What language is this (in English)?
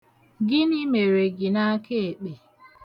Igbo